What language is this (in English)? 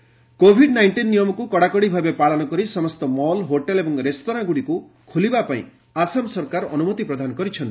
Odia